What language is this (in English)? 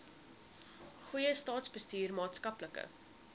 Afrikaans